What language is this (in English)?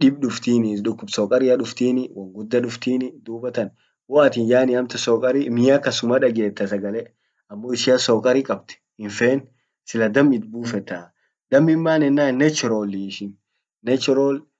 Orma